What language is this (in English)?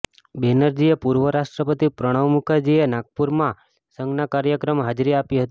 Gujarati